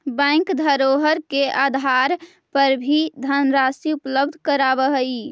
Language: Magahi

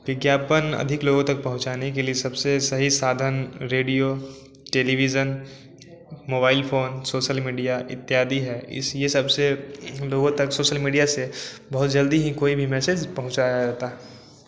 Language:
Hindi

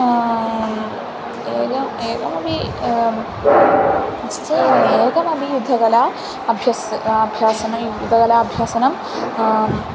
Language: Sanskrit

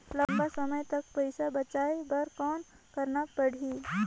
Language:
Chhattisgarhi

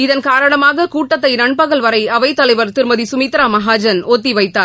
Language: Tamil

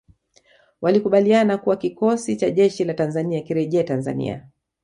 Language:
Swahili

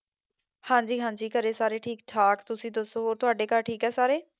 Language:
Punjabi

